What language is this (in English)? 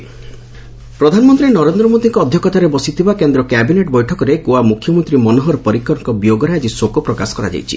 Odia